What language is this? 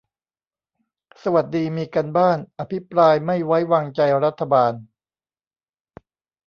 Thai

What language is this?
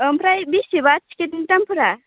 Bodo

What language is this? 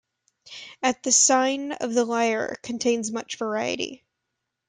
English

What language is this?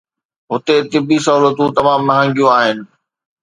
Sindhi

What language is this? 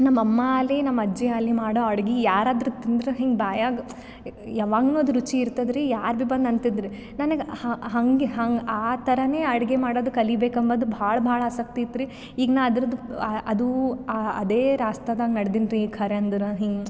Kannada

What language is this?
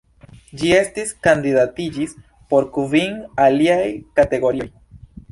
Esperanto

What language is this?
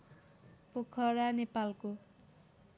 Nepali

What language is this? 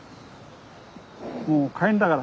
Japanese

